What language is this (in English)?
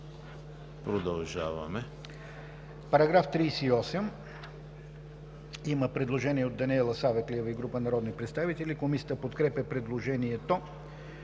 Bulgarian